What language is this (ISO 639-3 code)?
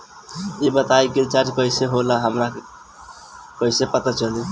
bho